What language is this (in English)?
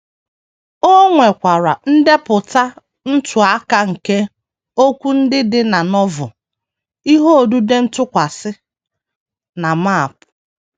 Igbo